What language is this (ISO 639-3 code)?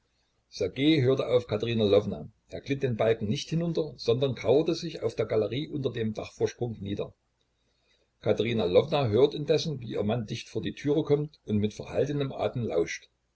deu